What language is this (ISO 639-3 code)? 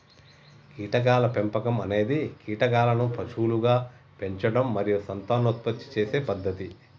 tel